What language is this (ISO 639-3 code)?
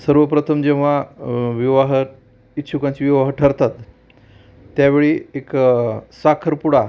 mar